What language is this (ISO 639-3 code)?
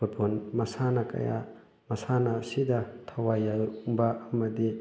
mni